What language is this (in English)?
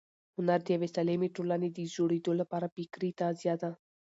Pashto